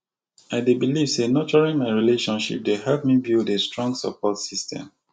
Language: Nigerian Pidgin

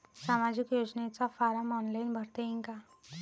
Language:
Marathi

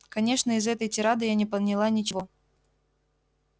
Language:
Russian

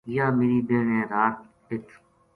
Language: Gujari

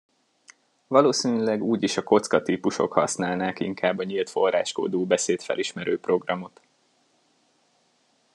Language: Hungarian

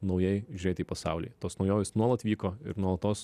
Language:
Lithuanian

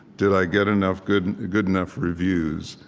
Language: English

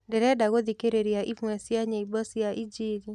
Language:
Kikuyu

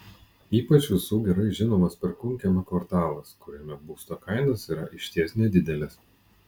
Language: Lithuanian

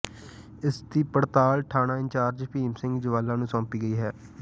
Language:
Punjabi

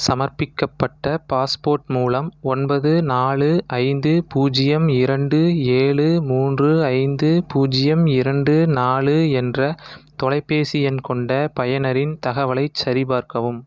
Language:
Tamil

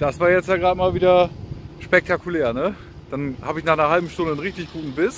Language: German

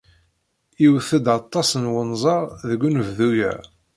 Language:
Kabyle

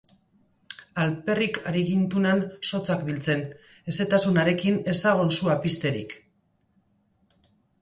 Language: Basque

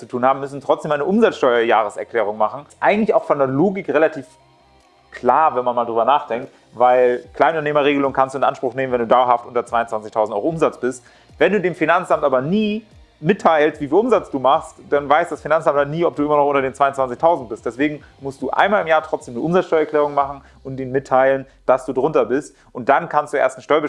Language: German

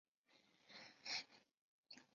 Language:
Chinese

